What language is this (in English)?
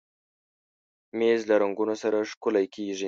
Pashto